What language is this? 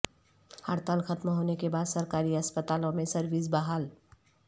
Urdu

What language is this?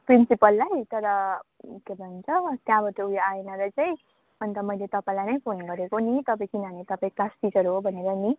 Nepali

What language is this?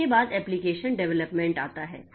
Hindi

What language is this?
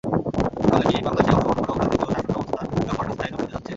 Bangla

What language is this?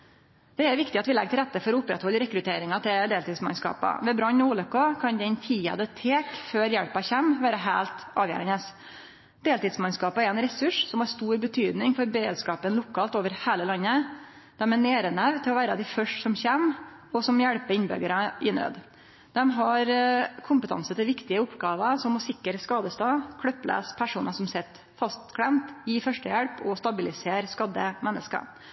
Norwegian Nynorsk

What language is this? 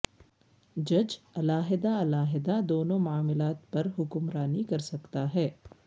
Urdu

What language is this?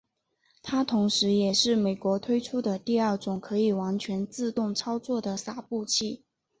Chinese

